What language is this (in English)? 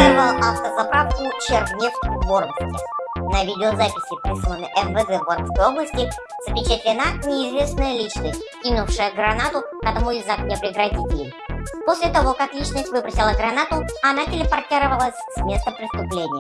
Russian